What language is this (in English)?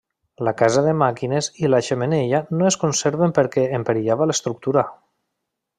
Catalan